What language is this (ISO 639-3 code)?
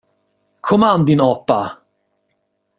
swe